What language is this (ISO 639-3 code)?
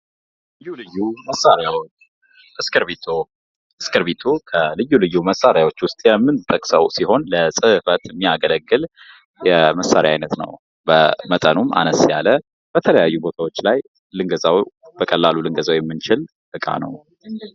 amh